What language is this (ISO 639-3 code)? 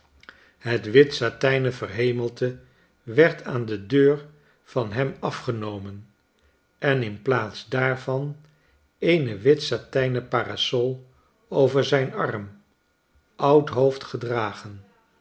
nld